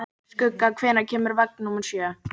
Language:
Icelandic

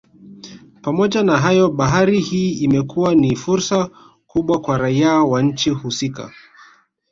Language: Swahili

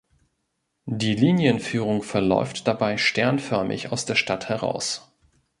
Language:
German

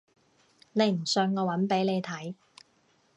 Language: Cantonese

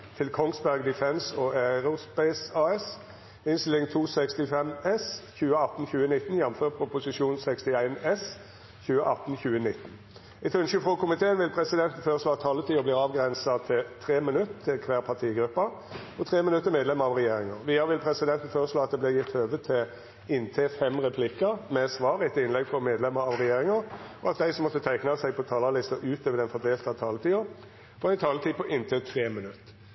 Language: Norwegian Nynorsk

